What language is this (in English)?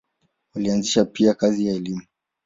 Swahili